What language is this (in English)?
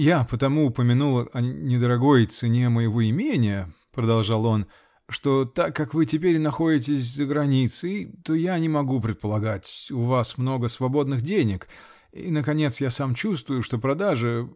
Russian